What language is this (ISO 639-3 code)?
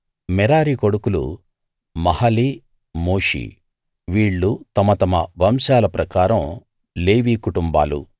tel